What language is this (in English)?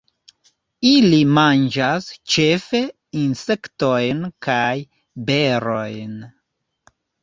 Esperanto